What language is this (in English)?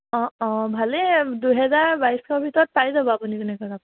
Assamese